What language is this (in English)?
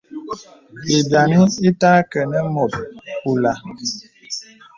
Bebele